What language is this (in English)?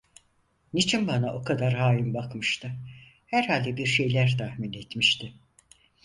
Turkish